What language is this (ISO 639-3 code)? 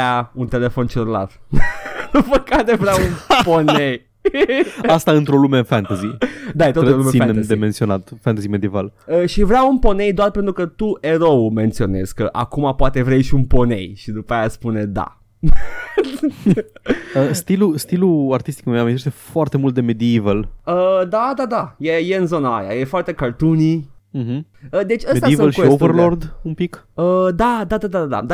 ron